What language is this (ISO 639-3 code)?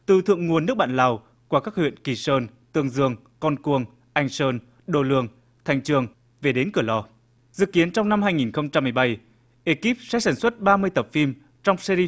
vie